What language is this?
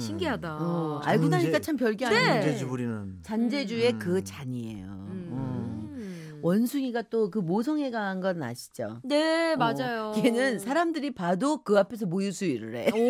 Korean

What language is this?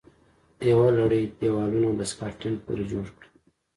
Pashto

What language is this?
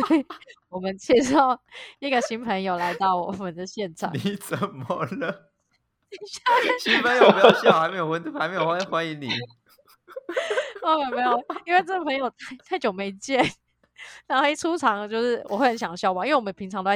Chinese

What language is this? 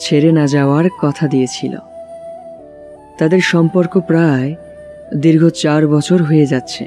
Hindi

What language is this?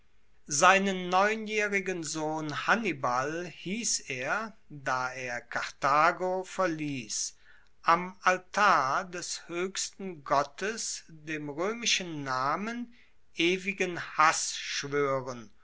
German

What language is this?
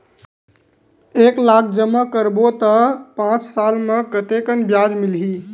Chhattisgarhi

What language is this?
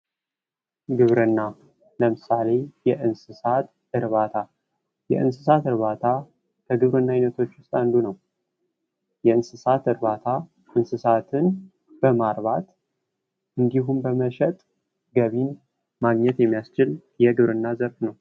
Amharic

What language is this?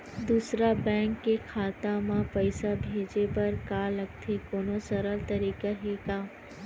Chhattisgarhi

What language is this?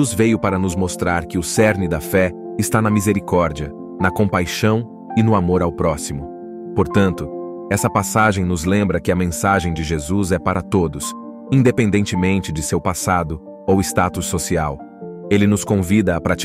Portuguese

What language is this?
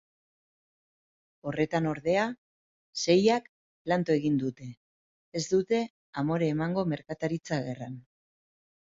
Basque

